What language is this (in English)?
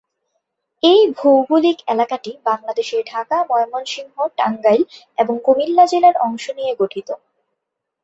Bangla